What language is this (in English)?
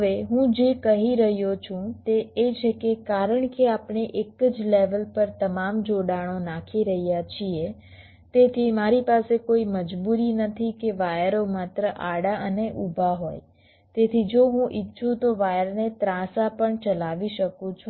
Gujarati